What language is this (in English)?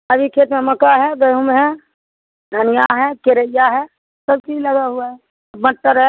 Hindi